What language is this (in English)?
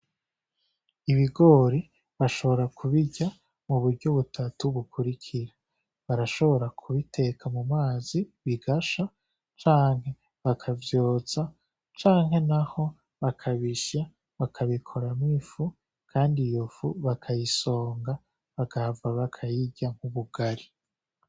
Rundi